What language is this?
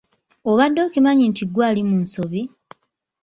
Ganda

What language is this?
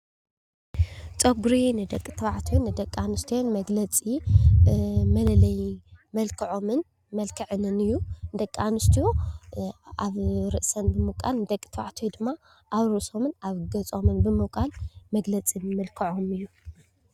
Tigrinya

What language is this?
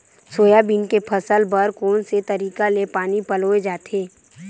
Chhattisgarhi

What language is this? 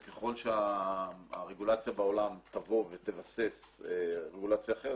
Hebrew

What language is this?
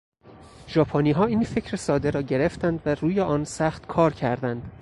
Persian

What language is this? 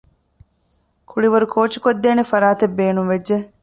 Divehi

